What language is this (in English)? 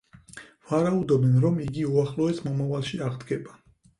Georgian